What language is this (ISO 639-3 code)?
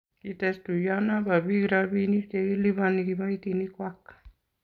kln